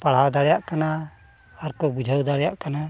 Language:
Santali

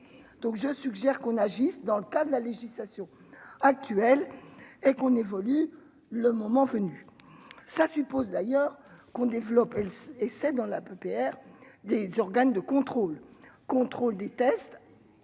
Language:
French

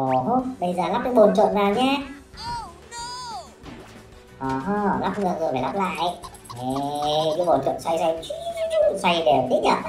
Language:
Vietnamese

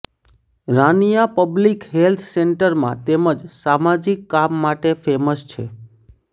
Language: Gujarati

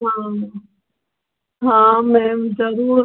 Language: Sindhi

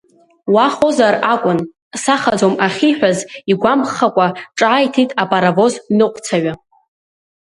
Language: Abkhazian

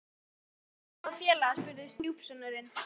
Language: Icelandic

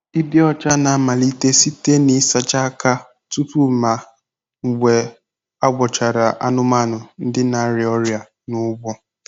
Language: Igbo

